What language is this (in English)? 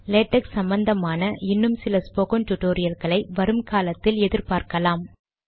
Tamil